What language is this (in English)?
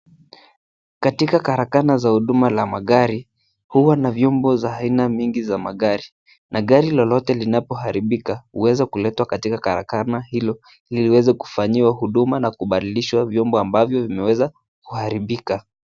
Swahili